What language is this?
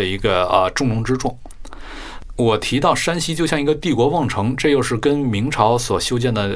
Chinese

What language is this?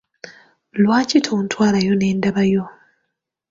Ganda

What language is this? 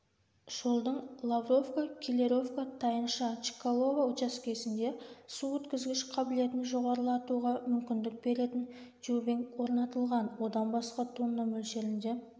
Kazakh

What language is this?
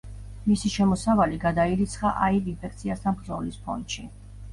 Georgian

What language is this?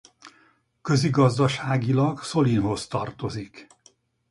Hungarian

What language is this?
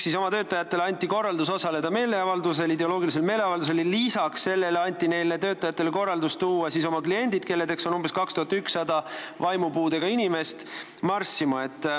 Estonian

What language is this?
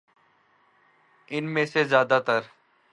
Urdu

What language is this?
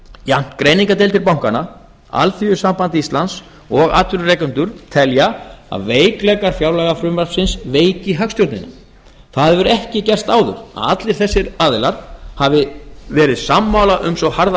Icelandic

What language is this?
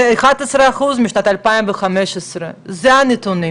Hebrew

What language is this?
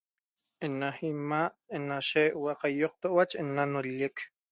Toba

